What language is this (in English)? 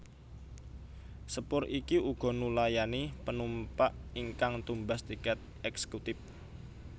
Javanese